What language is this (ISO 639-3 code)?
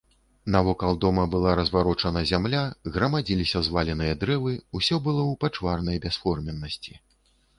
bel